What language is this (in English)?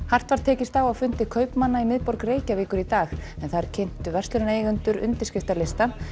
Icelandic